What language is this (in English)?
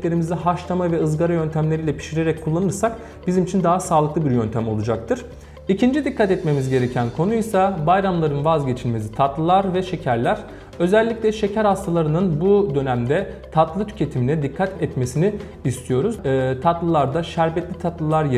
Turkish